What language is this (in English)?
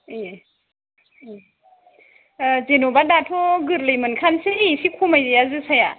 Bodo